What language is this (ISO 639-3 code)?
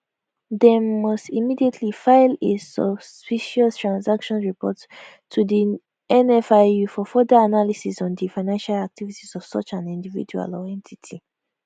pcm